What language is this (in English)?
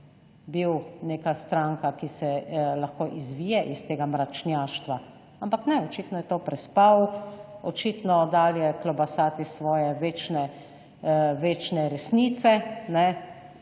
Slovenian